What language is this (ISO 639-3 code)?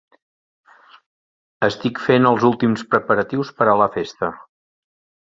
cat